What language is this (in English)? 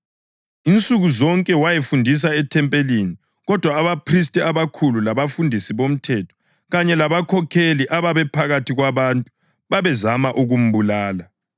North Ndebele